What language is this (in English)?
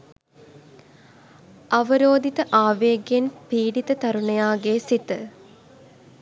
Sinhala